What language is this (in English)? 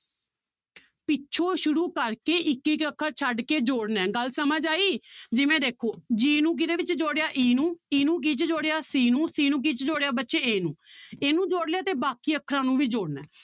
Punjabi